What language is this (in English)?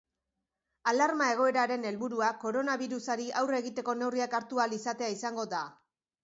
Basque